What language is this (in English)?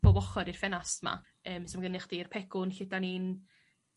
Welsh